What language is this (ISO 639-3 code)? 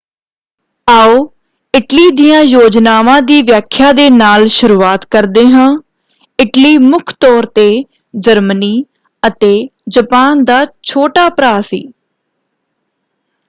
pan